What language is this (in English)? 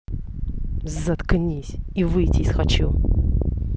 Russian